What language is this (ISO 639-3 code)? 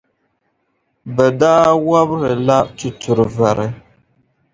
dag